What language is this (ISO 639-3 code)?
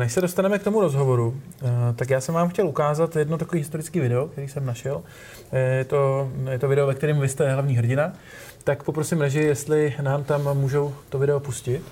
ces